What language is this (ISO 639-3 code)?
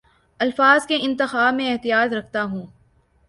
urd